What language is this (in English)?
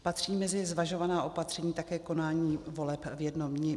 Czech